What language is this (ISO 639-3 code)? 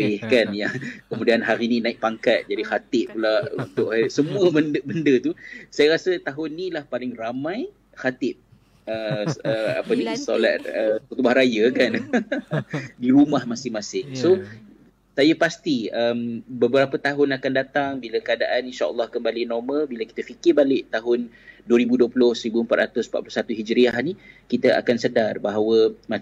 msa